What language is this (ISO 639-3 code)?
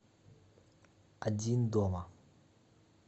rus